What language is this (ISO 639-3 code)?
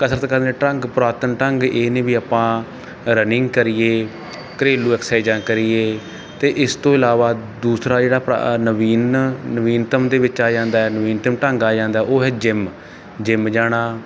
pan